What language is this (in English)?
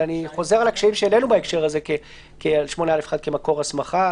Hebrew